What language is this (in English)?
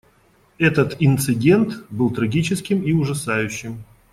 Russian